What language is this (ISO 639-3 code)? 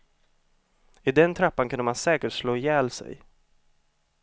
swe